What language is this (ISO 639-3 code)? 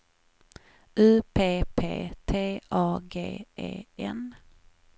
swe